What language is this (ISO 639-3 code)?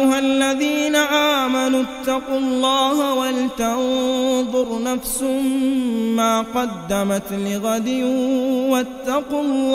ara